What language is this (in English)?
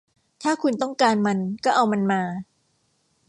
Thai